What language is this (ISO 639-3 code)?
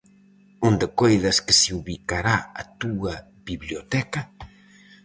glg